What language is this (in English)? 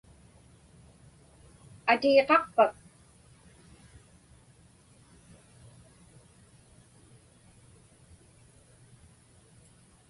Inupiaq